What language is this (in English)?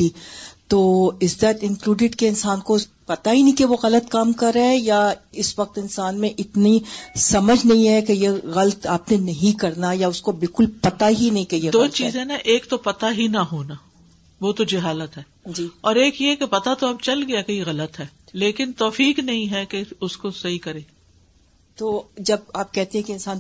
Urdu